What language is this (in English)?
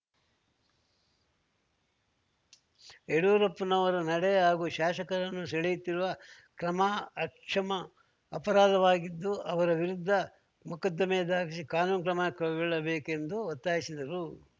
Kannada